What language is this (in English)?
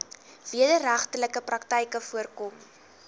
Afrikaans